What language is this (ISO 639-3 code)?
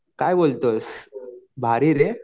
mar